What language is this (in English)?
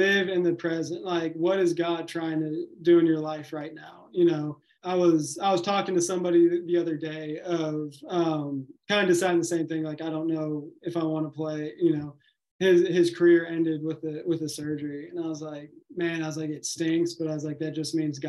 English